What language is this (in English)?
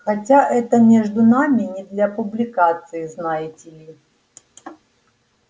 Russian